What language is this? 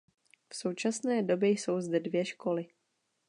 Czech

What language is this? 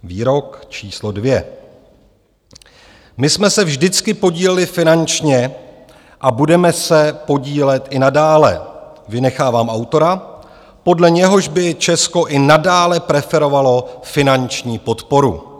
Czech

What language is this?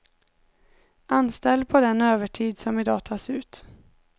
Swedish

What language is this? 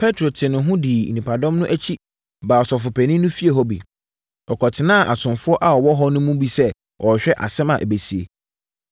Akan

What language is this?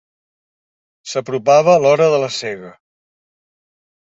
Catalan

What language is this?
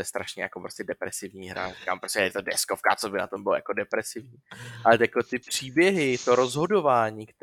Czech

